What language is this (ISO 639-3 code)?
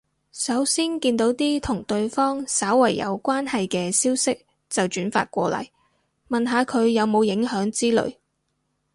yue